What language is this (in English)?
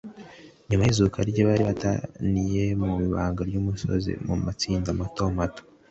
Kinyarwanda